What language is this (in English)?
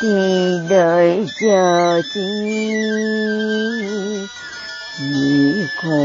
Vietnamese